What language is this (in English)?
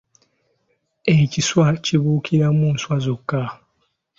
Ganda